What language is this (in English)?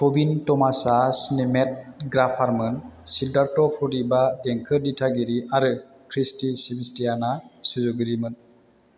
Bodo